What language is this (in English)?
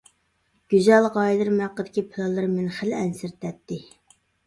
Uyghur